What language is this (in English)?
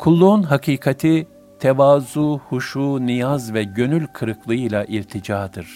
Turkish